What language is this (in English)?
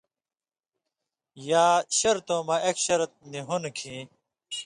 Indus Kohistani